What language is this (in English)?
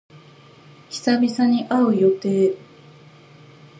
Japanese